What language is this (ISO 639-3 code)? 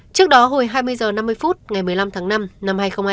vie